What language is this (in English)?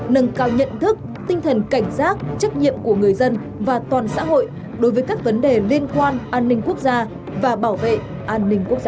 Vietnamese